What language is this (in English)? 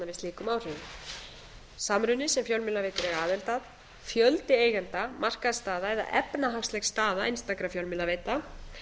Icelandic